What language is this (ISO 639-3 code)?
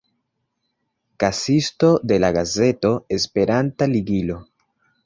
epo